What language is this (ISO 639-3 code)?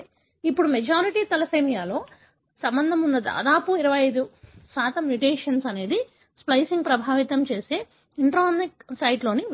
tel